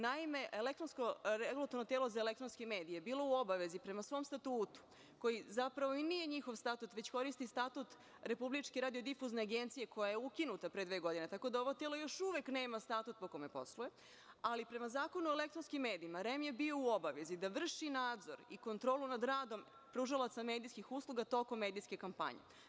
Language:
Serbian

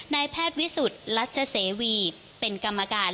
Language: Thai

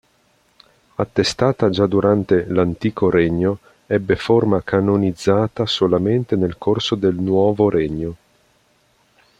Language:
Italian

